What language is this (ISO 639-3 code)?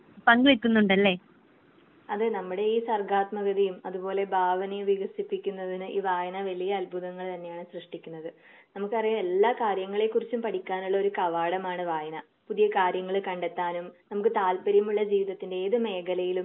mal